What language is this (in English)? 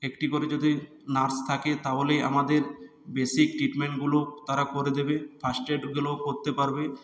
Bangla